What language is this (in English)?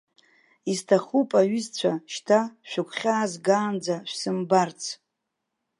Abkhazian